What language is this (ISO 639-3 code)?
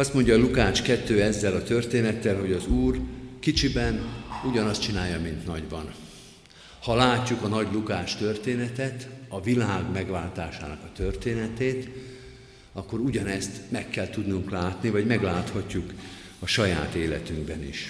hun